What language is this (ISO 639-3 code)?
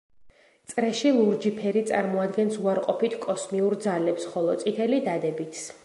kat